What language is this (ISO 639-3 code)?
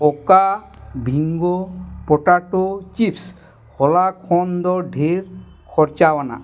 sat